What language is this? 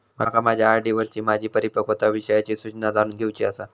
Marathi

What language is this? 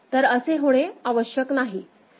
Marathi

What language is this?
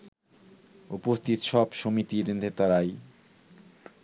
Bangla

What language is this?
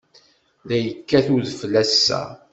Kabyle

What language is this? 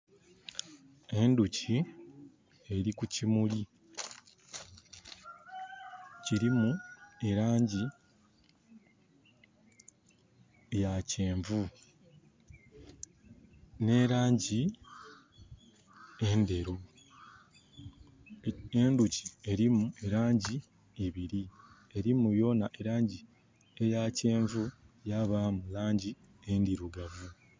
Soga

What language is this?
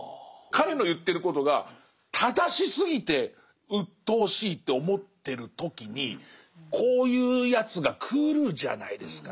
Japanese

